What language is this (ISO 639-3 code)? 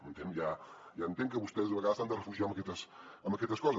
cat